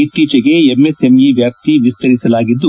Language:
Kannada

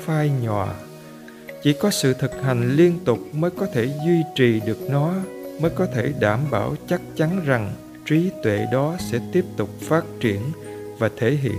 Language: Vietnamese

